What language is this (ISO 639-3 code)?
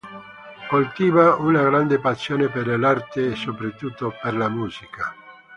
ita